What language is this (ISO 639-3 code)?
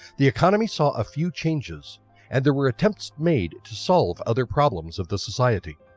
eng